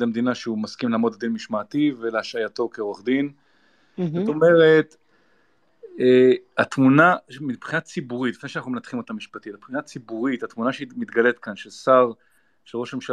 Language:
Hebrew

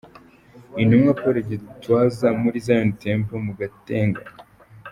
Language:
Kinyarwanda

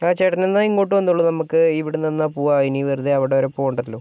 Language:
Malayalam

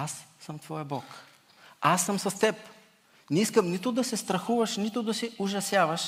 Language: Bulgarian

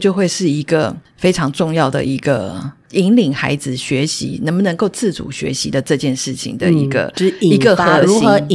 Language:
Chinese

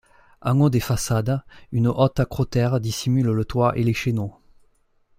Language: French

